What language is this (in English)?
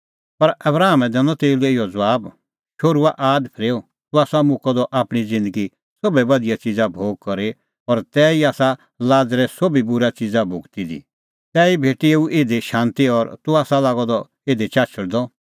Kullu Pahari